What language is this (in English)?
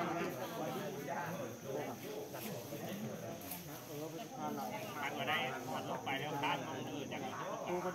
Thai